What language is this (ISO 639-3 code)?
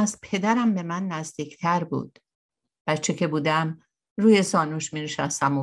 fas